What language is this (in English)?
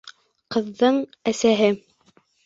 Bashkir